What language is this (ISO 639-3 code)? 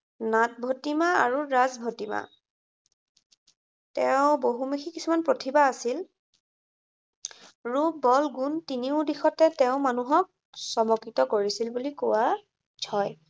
asm